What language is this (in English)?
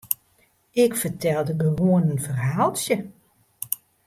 Western Frisian